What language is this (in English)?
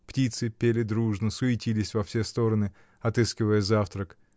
Russian